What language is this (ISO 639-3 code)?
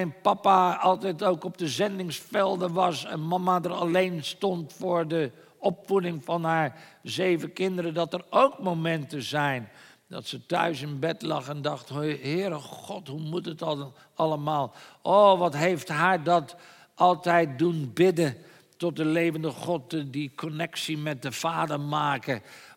nld